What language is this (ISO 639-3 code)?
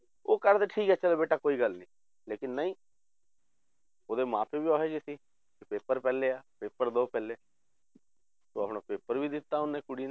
pan